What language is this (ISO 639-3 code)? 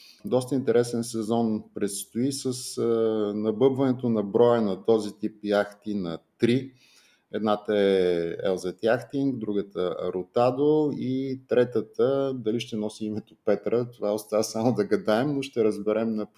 bul